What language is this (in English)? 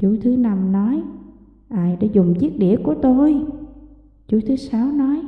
Vietnamese